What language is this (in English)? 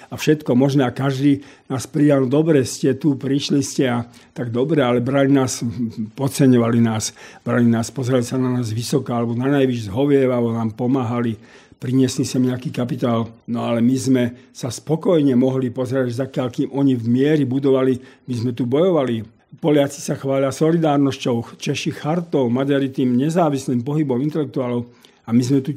Slovak